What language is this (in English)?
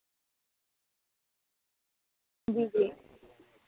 Dogri